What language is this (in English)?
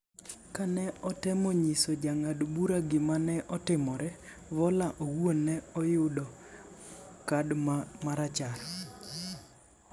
Luo (Kenya and Tanzania)